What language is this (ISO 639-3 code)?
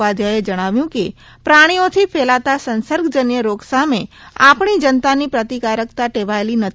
guj